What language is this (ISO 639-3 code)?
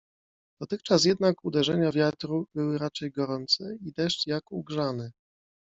pol